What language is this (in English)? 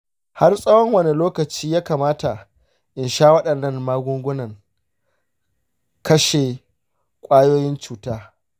Hausa